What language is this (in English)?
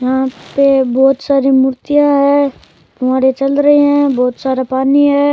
Rajasthani